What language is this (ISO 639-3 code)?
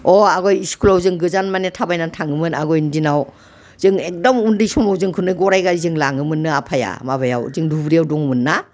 brx